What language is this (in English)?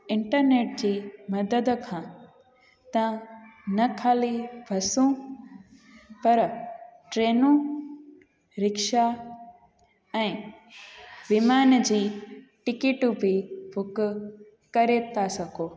Sindhi